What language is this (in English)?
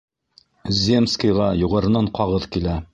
Bashkir